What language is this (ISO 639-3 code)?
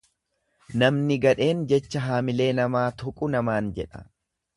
orm